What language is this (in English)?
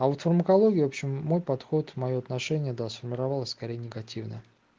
Russian